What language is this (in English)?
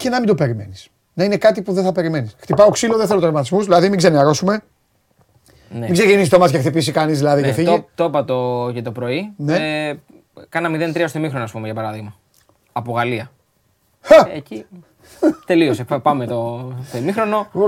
Greek